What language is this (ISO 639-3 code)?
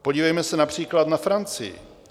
ces